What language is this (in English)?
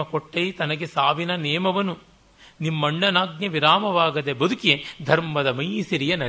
Kannada